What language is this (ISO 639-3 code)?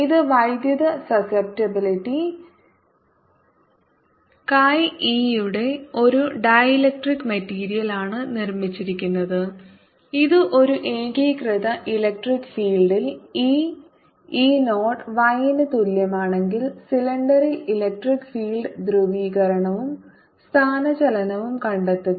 mal